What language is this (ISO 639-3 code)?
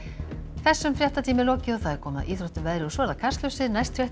isl